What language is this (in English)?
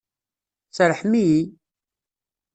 Kabyle